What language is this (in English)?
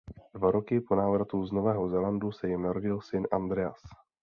Czech